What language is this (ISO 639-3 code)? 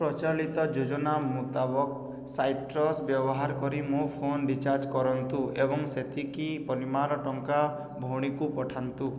ori